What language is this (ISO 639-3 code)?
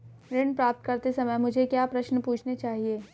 hin